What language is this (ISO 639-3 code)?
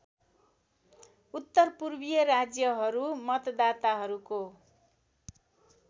nep